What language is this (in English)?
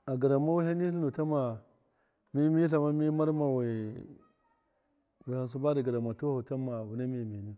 Miya